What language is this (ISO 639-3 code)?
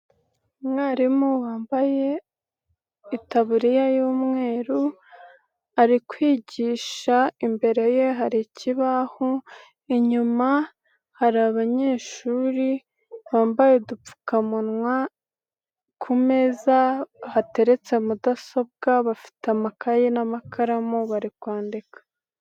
kin